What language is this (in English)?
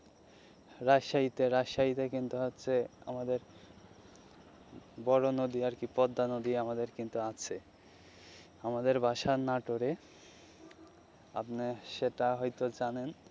Bangla